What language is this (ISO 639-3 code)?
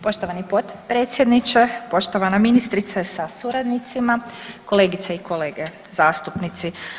hrv